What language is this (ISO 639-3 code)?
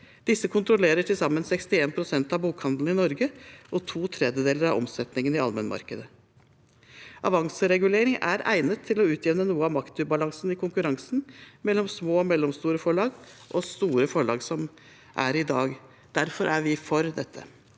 nor